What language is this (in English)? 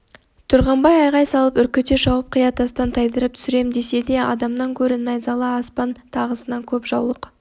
Kazakh